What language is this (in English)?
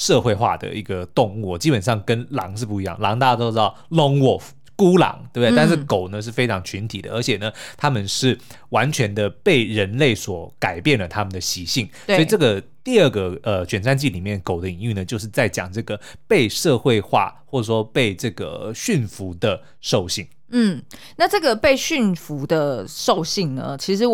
Chinese